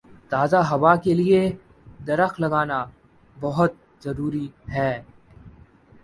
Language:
Urdu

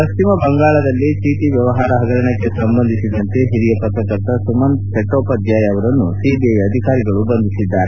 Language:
Kannada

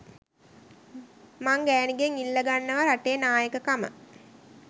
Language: Sinhala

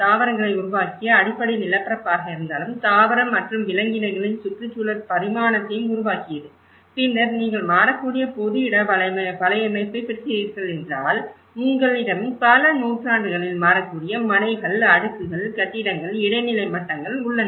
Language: Tamil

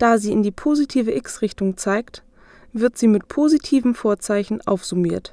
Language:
German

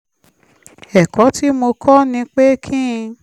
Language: Yoruba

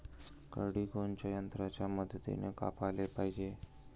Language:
Marathi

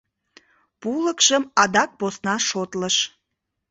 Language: Mari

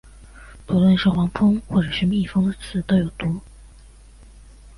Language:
Chinese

